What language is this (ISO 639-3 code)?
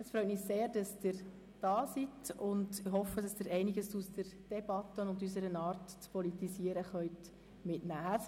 gsw